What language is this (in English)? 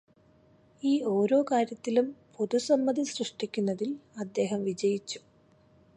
Malayalam